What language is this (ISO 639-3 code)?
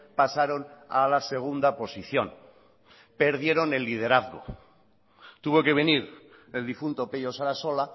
spa